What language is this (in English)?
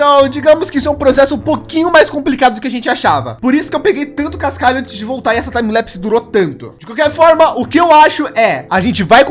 Portuguese